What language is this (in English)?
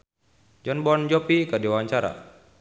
Sundanese